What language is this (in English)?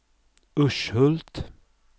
Swedish